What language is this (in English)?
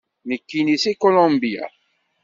Kabyle